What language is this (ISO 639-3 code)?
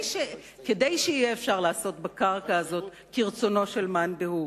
heb